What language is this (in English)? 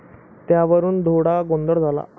Marathi